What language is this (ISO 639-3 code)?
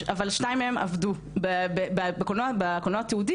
heb